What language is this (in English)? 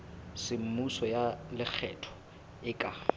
Southern Sotho